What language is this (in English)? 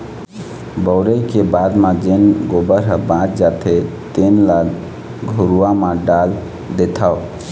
Chhattisgarhi